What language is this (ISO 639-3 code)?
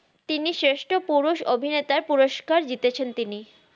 ben